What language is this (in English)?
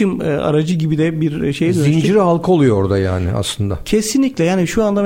Turkish